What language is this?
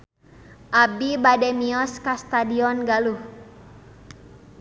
Sundanese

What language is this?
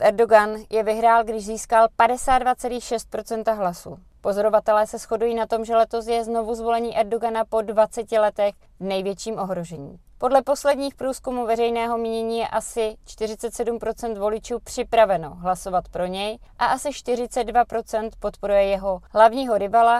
Czech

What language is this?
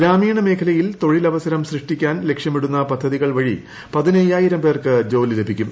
Malayalam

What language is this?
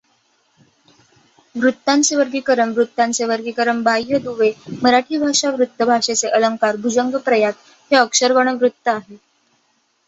Marathi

